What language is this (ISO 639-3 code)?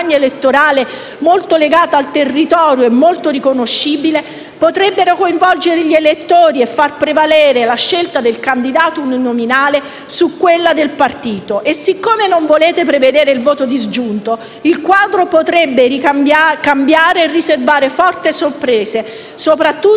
ita